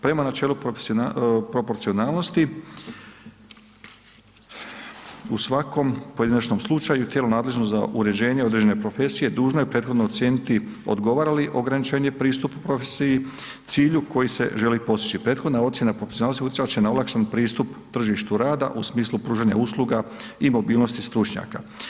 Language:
Croatian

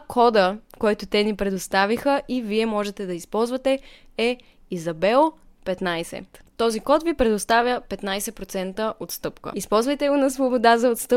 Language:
Bulgarian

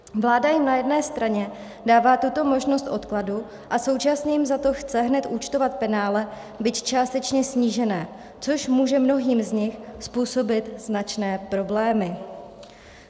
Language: Czech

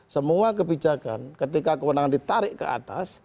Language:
Indonesian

